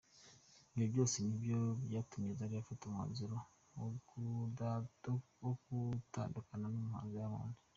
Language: Kinyarwanda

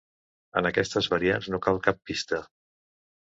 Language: Catalan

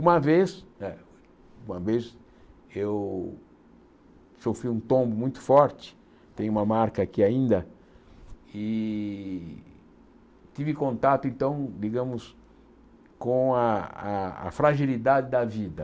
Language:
Portuguese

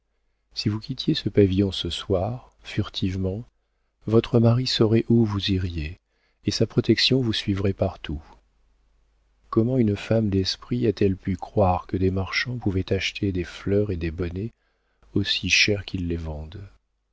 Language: French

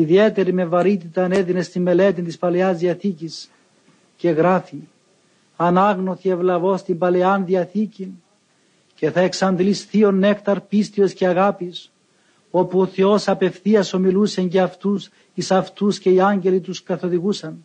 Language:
Greek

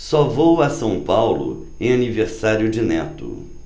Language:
Portuguese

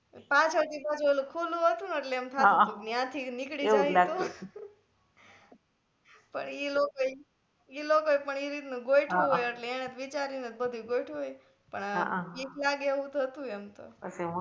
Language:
Gujarati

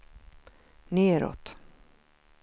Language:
Swedish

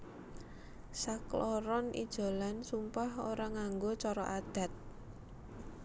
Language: Javanese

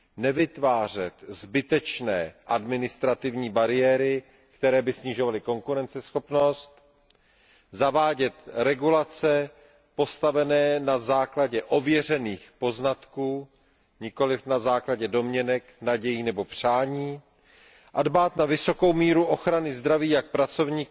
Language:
Czech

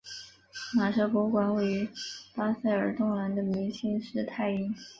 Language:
Chinese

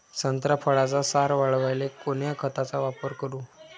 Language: Marathi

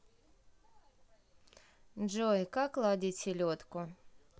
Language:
Russian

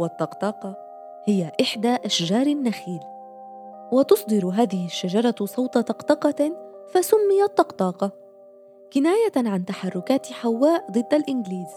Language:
Arabic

